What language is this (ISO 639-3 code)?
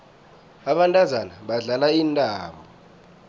nbl